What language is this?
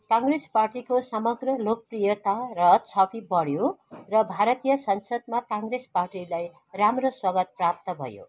Nepali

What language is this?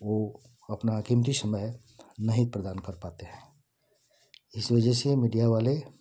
Hindi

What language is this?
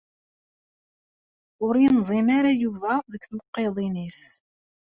Kabyle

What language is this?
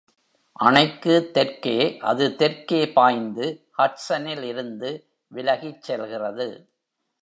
Tamil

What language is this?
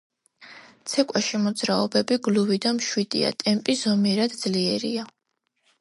Georgian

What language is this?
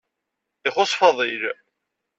Kabyle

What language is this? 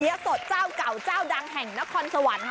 Thai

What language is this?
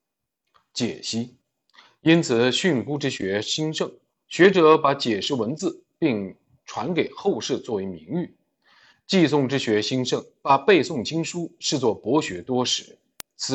Chinese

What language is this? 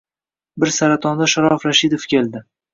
Uzbek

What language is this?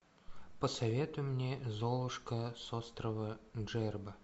Russian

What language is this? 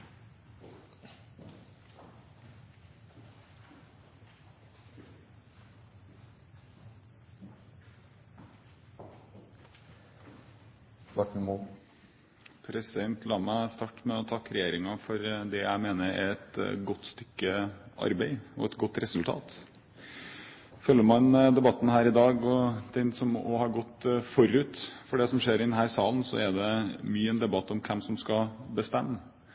Norwegian Bokmål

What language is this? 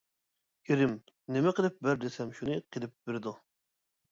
Uyghur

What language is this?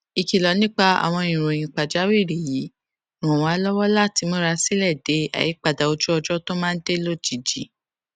Yoruba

